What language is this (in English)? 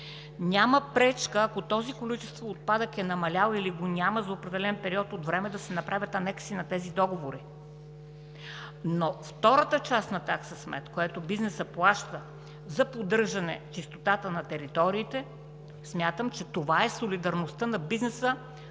Bulgarian